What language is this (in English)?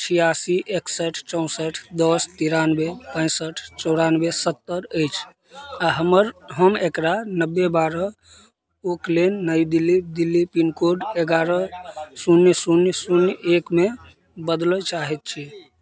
Maithili